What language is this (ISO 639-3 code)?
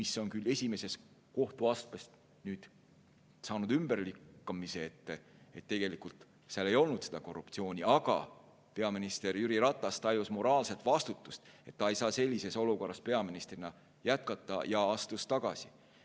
est